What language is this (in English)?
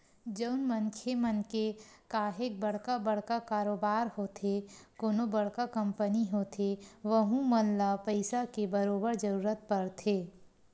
Chhattisgarhi